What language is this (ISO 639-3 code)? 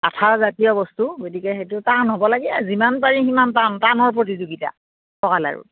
asm